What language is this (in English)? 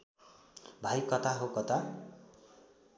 Nepali